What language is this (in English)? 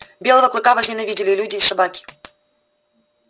Russian